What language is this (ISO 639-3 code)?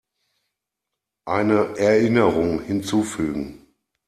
deu